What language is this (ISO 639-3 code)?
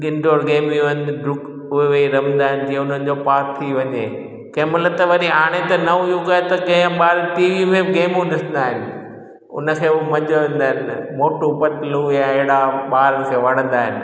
snd